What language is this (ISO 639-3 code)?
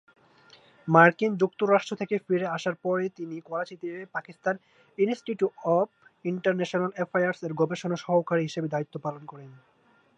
ben